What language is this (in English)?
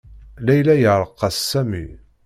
Kabyle